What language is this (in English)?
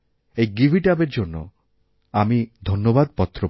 Bangla